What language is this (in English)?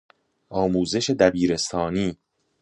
Persian